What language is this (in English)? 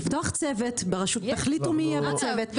Hebrew